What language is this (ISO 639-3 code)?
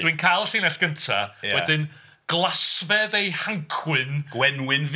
cym